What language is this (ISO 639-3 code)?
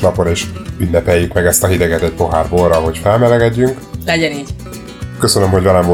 hun